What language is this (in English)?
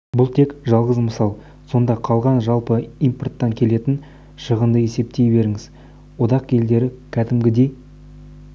Kazakh